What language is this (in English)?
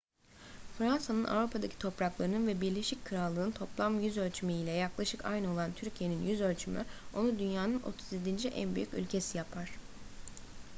Turkish